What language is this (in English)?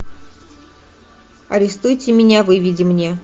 Russian